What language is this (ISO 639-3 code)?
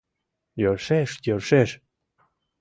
chm